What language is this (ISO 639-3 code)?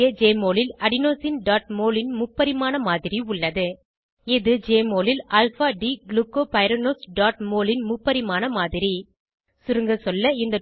tam